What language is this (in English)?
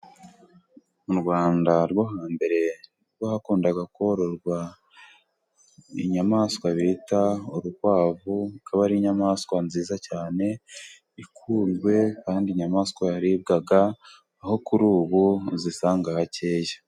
Kinyarwanda